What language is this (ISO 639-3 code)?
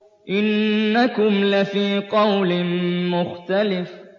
ara